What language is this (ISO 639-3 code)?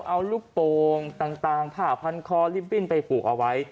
tha